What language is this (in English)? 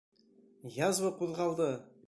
Bashkir